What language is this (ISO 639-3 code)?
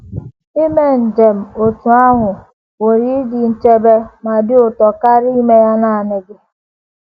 ibo